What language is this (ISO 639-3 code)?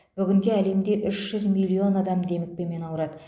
kaz